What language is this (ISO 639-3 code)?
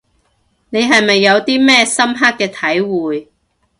yue